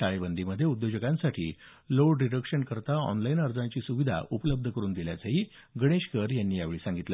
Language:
Marathi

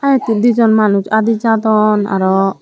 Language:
Chakma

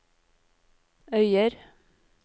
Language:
Norwegian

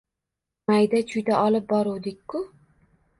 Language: Uzbek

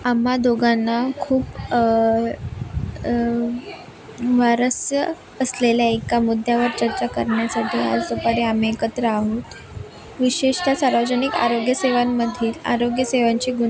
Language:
Marathi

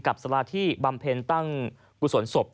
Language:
Thai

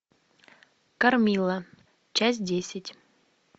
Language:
Russian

